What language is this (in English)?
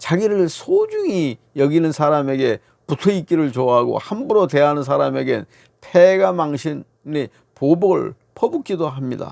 Korean